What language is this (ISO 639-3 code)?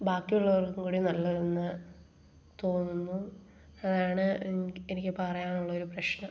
mal